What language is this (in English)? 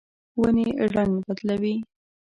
Pashto